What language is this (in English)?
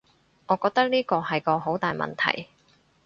Cantonese